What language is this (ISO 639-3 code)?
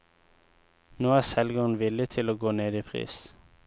nor